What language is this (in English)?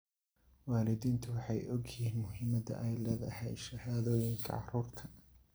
Somali